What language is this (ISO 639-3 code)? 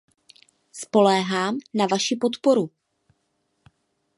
ces